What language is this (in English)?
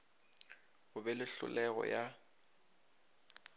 Northern Sotho